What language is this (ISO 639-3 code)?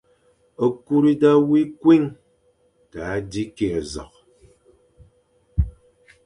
fan